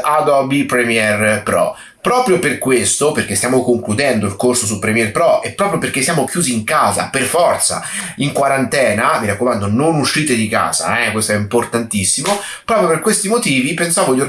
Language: Italian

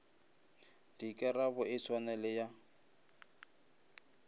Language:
Northern Sotho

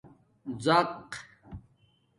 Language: Domaaki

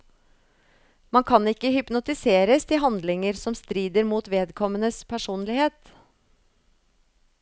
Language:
Norwegian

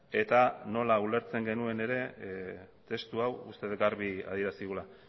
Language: Basque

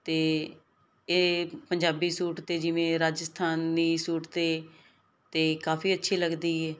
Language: Punjabi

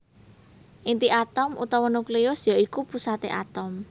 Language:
Javanese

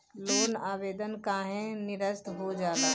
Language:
Bhojpuri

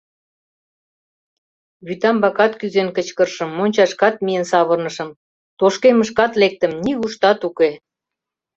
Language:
Mari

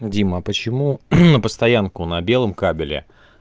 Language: Russian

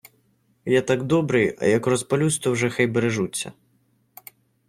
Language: Ukrainian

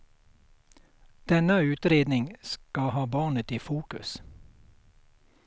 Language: Swedish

